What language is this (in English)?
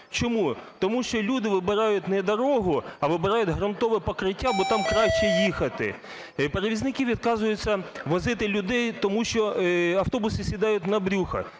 Ukrainian